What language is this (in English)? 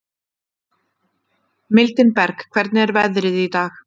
Icelandic